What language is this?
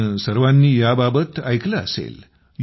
Marathi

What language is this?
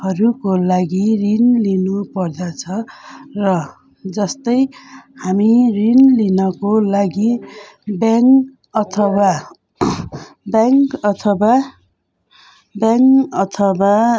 Nepali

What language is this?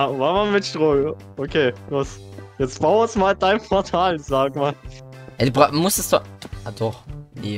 German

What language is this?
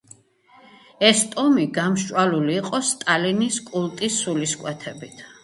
Georgian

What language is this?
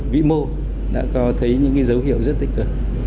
Vietnamese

